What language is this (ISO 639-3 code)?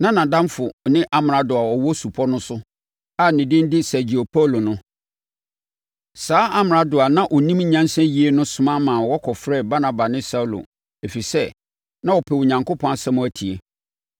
aka